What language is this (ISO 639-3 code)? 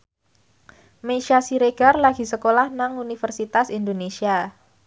jav